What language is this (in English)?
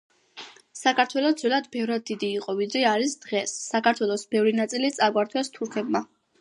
Georgian